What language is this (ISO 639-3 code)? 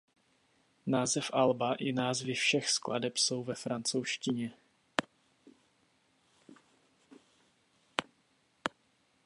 ces